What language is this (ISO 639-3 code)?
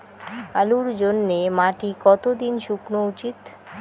ben